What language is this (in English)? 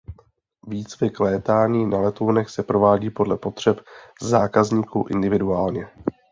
Czech